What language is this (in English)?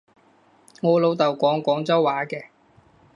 Cantonese